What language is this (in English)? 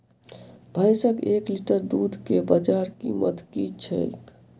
Maithili